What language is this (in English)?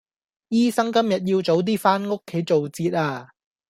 Cantonese